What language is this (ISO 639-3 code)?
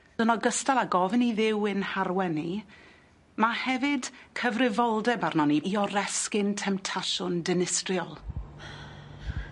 cym